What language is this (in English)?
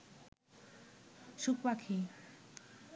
Bangla